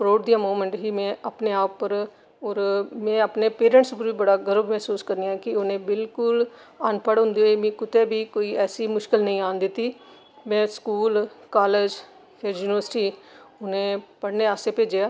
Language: Dogri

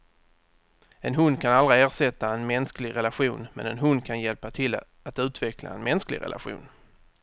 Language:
Swedish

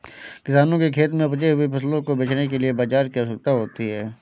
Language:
Hindi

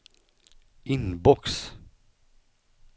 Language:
Swedish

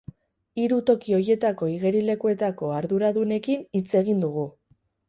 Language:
Basque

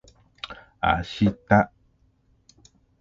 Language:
Japanese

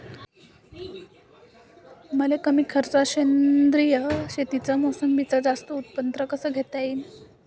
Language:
Marathi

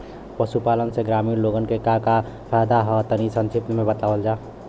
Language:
Bhojpuri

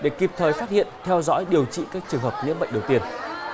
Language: Vietnamese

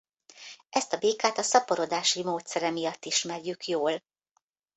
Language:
Hungarian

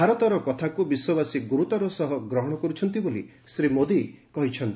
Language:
Odia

